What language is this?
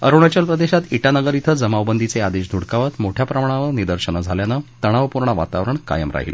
Marathi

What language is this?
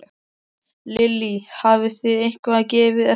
Icelandic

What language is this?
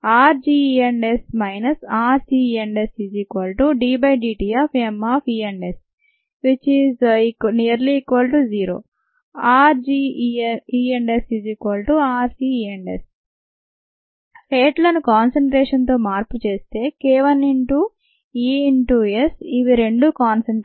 Telugu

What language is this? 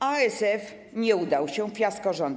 Polish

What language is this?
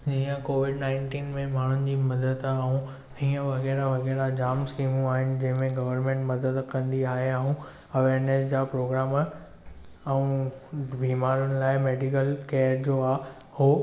Sindhi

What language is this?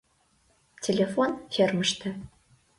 Mari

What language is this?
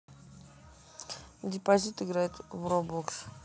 Russian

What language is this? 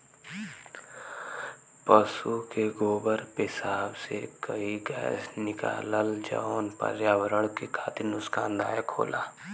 Bhojpuri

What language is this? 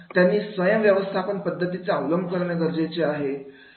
Marathi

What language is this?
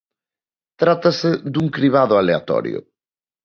Galician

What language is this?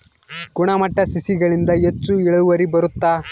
Kannada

